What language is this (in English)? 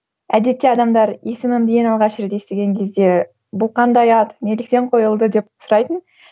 Kazakh